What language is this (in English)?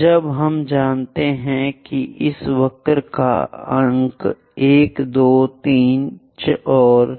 Hindi